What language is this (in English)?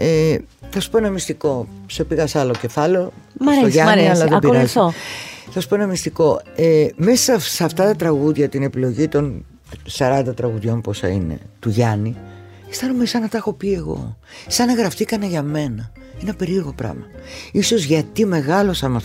Greek